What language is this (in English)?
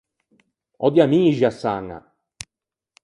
Ligurian